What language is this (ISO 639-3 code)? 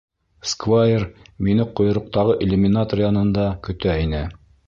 bak